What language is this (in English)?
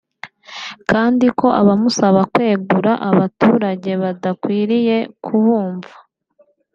Kinyarwanda